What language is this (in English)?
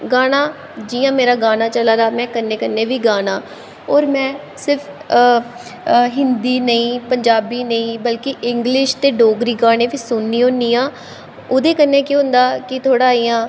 Dogri